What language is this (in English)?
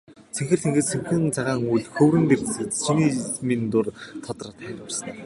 Mongolian